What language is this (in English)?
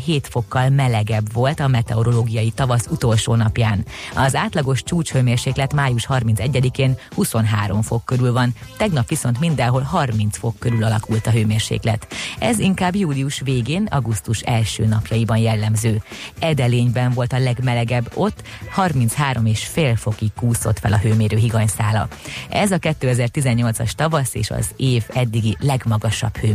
Hungarian